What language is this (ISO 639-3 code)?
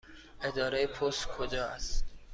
fas